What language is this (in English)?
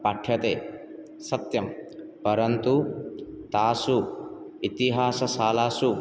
Sanskrit